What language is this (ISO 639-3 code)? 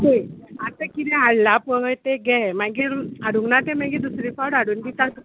kok